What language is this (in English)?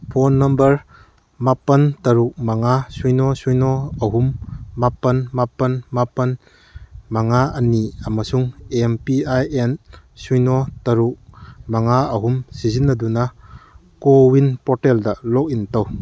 Manipuri